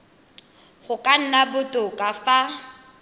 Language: Tswana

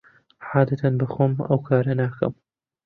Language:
Central Kurdish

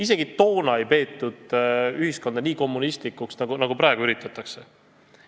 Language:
Estonian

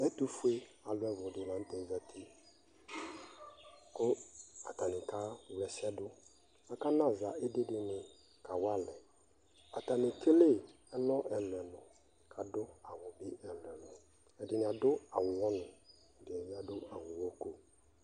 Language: Ikposo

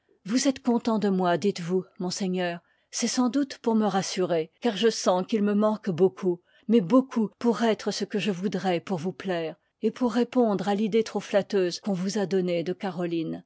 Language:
French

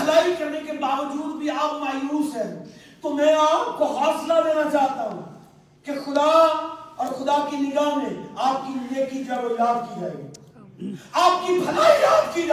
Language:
Urdu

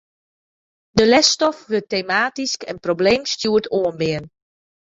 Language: Western Frisian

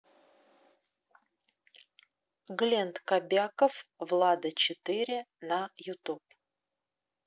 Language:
Russian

